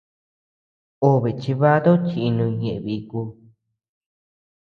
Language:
Tepeuxila Cuicatec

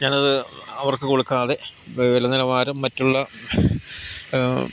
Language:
Malayalam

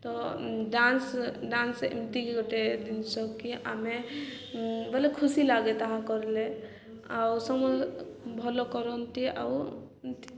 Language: Odia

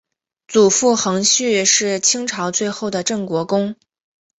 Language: Chinese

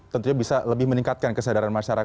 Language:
Indonesian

